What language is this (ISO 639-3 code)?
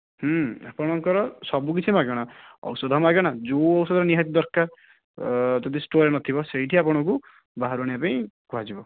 ori